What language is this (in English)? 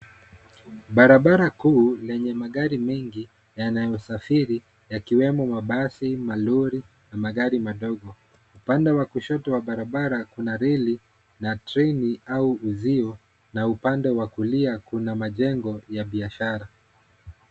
Swahili